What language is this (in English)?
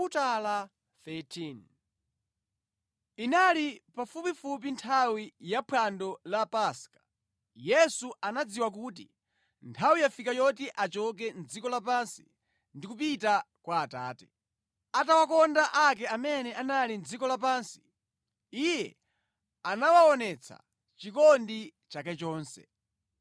Nyanja